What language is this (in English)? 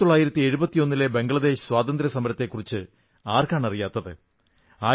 Malayalam